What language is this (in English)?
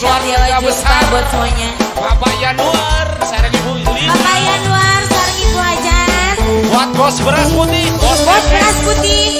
Indonesian